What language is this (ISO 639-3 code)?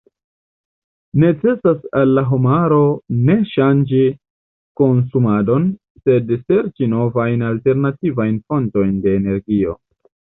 epo